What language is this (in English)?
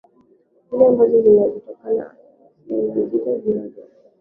Swahili